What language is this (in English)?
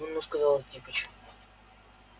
Russian